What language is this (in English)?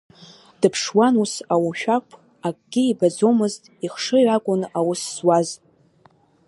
Abkhazian